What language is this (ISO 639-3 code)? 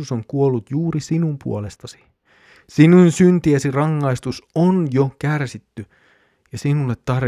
fin